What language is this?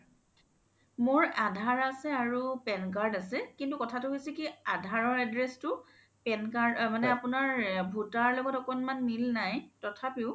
Assamese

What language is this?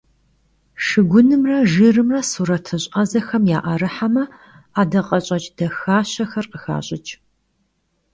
Kabardian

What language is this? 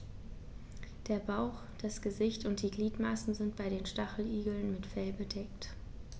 German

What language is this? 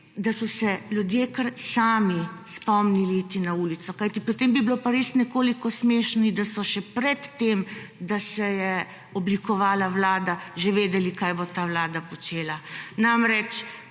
Slovenian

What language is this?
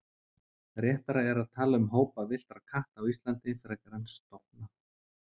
Icelandic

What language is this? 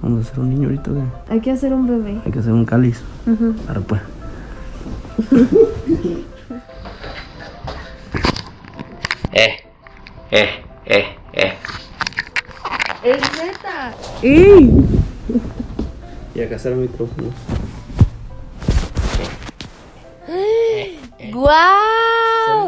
Spanish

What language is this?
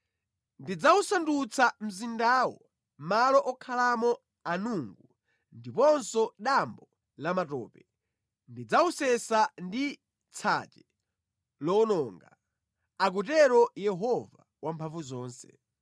Nyanja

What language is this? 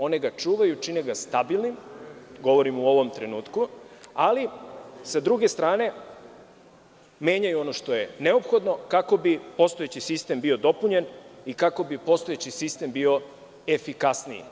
Serbian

